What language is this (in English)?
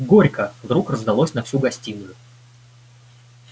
Russian